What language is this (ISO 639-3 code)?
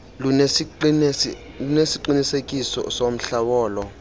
xho